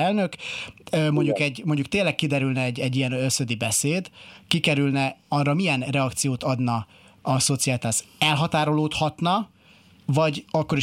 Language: Hungarian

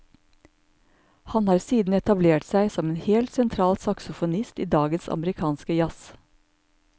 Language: Norwegian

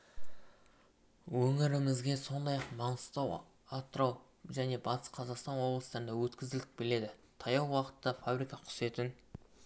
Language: Kazakh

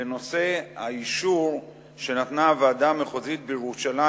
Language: Hebrew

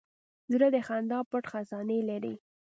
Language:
Pashto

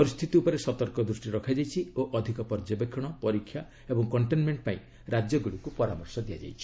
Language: Odia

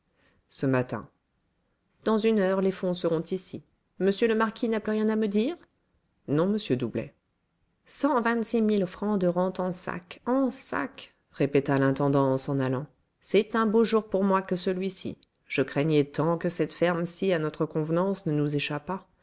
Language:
French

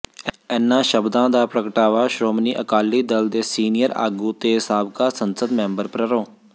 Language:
Punjabi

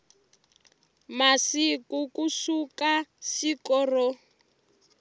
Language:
Tsonga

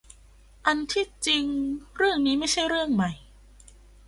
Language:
Thai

